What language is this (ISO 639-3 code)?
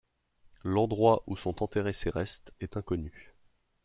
fra